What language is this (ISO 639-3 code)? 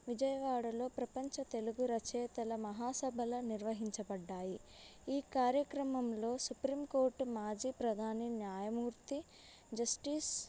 tel